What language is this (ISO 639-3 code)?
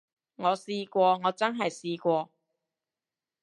yue